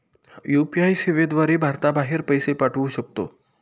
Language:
Marathi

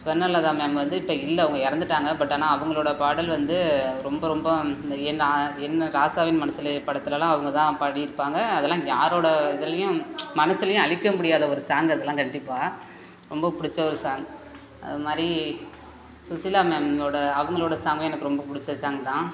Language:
Tamil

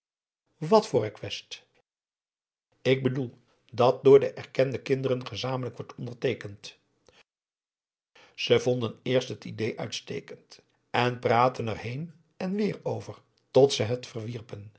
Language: Dutch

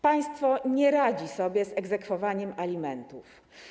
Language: Polish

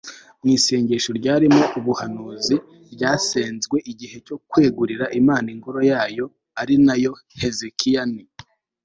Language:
Kinyarwanda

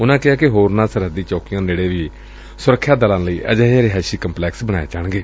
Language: Punjabi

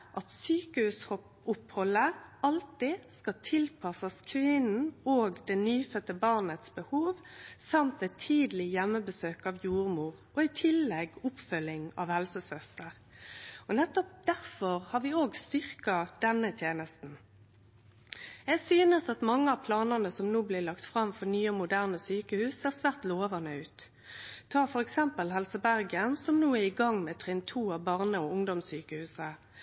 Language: Norwegian Nynorsk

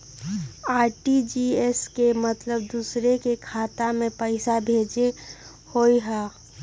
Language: Magahi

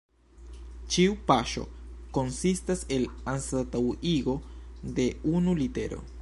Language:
Esperanto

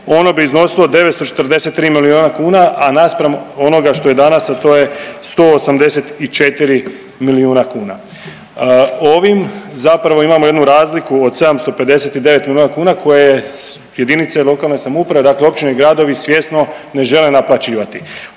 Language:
Croatian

